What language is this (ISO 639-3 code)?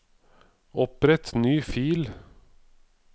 nor